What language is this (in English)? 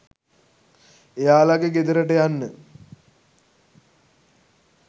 Sinhala